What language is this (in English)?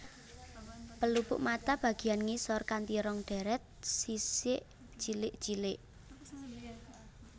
Javanese